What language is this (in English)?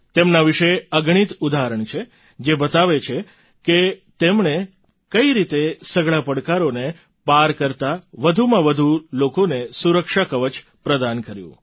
Gujarati